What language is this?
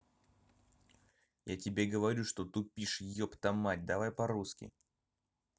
Russian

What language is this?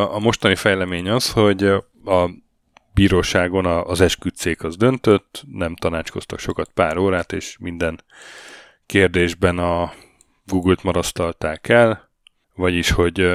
Hungarian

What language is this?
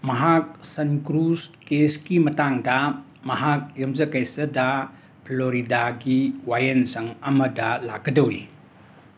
Manipuri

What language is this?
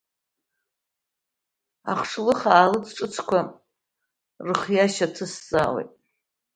Abkhazian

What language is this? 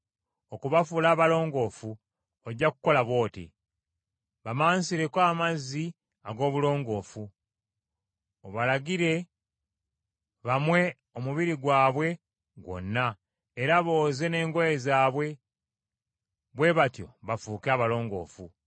Ganda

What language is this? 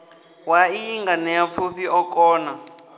Venda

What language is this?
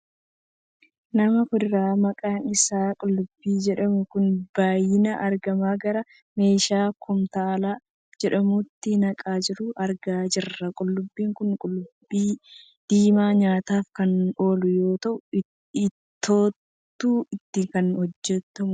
Oromo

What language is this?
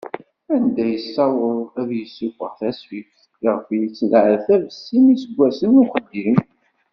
Kabyle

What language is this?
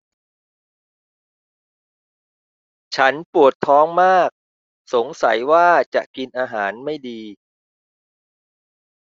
Thai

